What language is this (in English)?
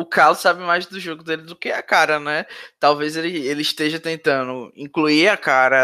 Portuguese